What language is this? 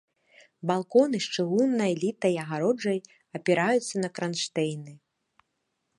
Belarusian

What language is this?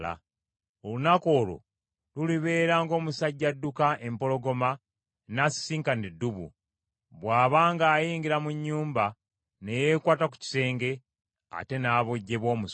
Ganda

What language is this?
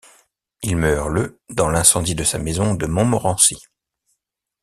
French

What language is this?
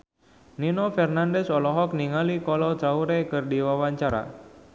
Sundanese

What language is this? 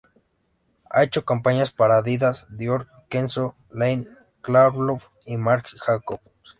Spanish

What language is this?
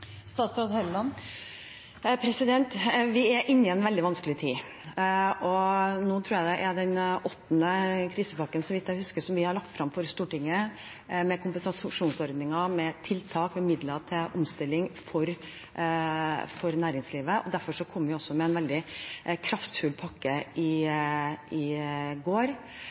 Norwegian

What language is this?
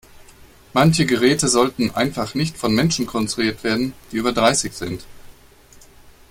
German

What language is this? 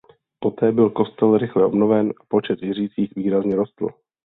Czech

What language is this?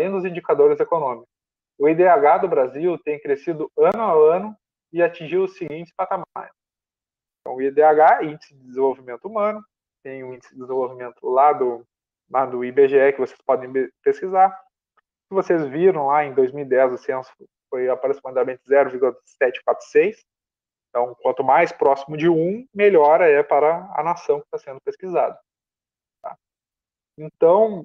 Portuguese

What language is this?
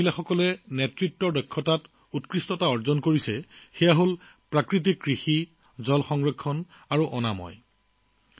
Assamese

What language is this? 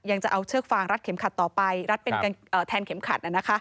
Thai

